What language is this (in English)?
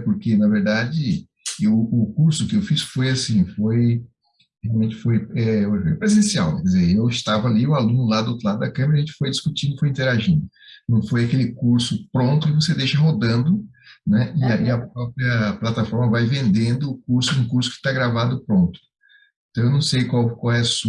Portuguese